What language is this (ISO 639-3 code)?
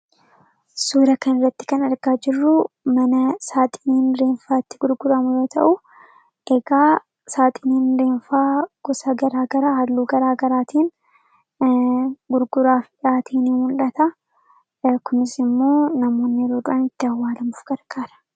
orm